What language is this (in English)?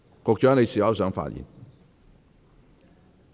Cantonese